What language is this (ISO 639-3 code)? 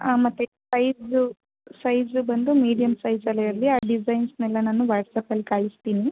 kan